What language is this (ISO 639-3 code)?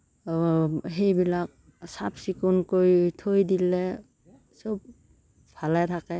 asm